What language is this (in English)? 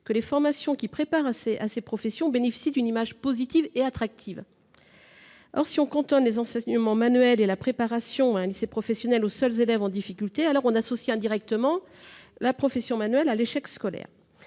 French